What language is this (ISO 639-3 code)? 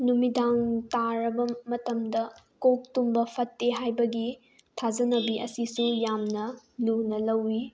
mni